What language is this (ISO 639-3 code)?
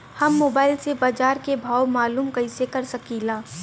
bho